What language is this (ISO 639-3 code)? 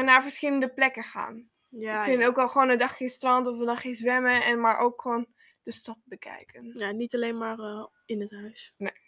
nld